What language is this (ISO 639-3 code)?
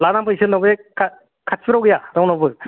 brx